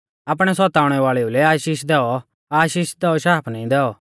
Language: Mahasu Pahari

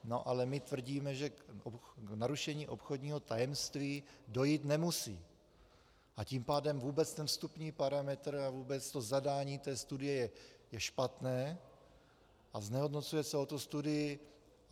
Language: Czech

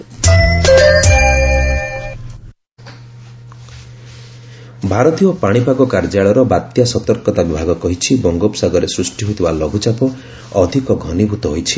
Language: Odia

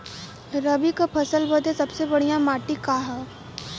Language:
Bhojpuri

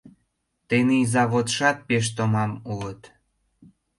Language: Mari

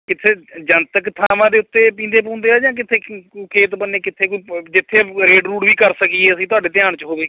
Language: Punjabi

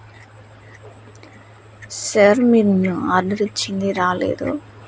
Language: Telugu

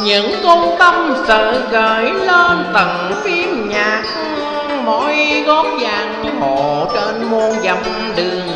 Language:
Vietnamese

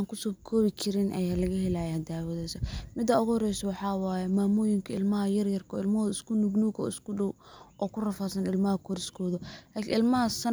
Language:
Somali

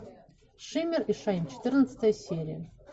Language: Russian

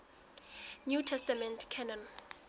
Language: Southern Sotho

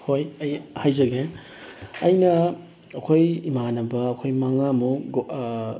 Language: Manipuri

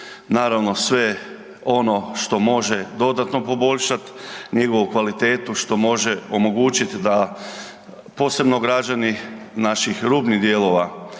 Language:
Croatian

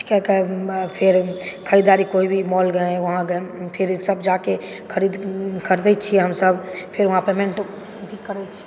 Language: Maithili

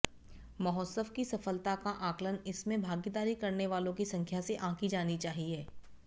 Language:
Sanskrit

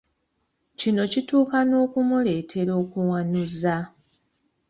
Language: Ganda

